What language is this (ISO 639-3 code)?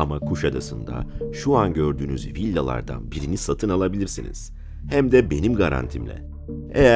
tur